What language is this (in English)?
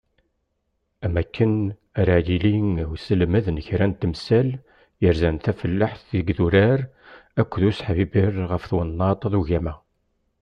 Kabyle